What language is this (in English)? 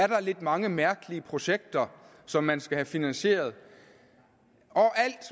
Danish